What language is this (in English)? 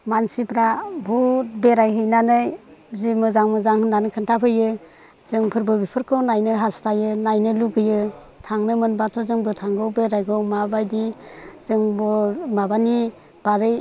Bodo